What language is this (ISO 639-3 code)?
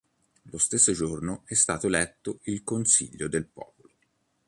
ita